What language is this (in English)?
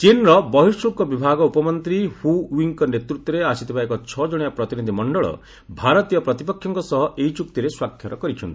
Odia